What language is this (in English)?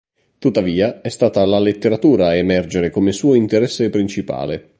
Italian